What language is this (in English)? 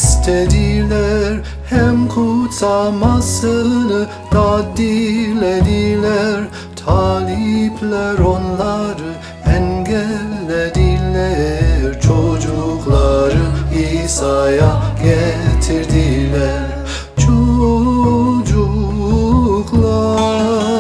Turkish